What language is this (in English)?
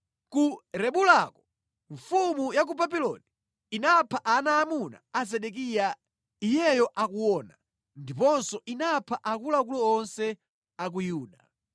Nyanja